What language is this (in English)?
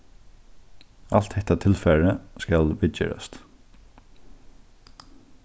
Faroese